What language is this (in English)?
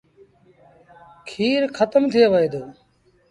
Sindhi Bhil